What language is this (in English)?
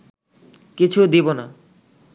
Bangla